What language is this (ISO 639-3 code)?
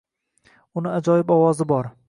uzb